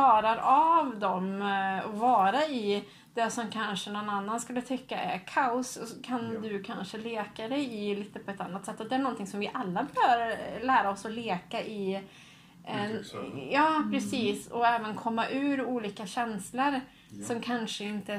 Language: Swedish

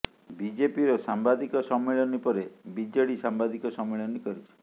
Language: Odia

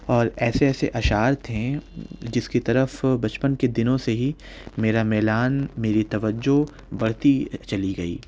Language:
Urdu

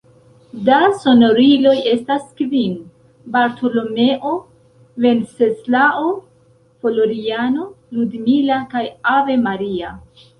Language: Esperanto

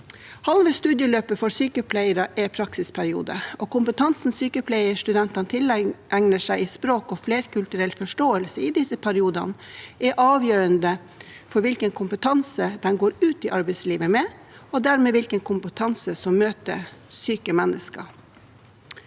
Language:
Norwegian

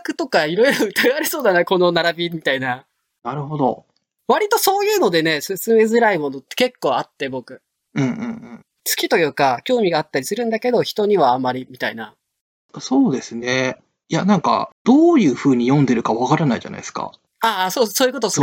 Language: Japanese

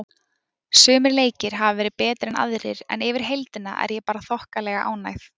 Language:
Icelandic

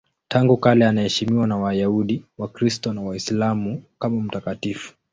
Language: Swahili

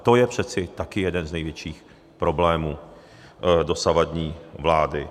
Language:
Czech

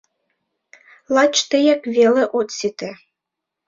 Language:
Mari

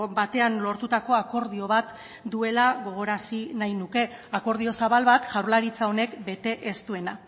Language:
Basque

